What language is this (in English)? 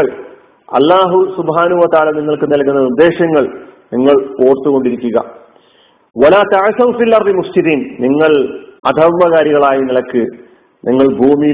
Malayalam